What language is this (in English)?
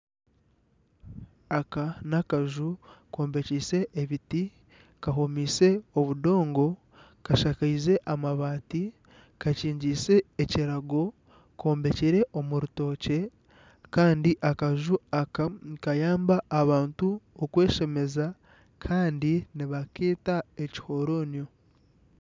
Nyankole